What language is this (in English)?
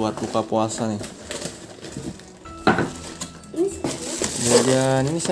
Indonesian